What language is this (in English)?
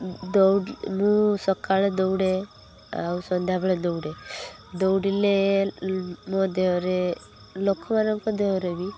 Odia